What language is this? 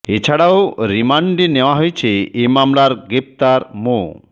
Bangla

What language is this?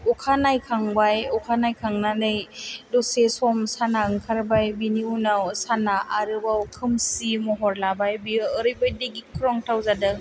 Bodo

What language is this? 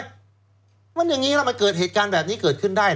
Thai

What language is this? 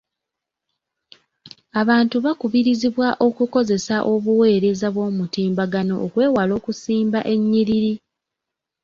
Ganda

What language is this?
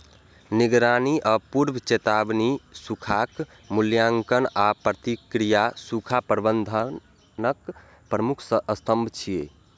Maithili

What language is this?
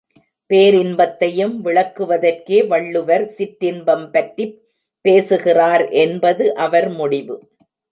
Tamil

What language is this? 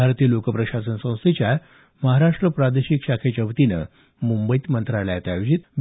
Marathi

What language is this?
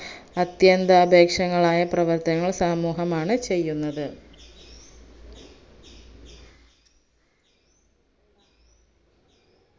Malayalam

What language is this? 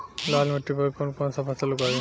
Bhojpuri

